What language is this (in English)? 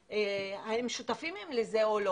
Hebrew